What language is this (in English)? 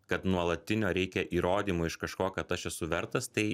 Lithuanian